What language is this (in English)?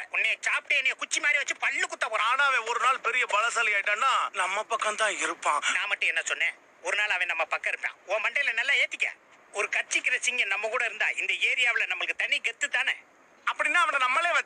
Korean